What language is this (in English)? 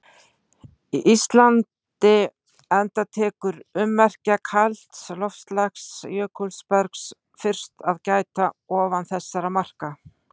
Icelandic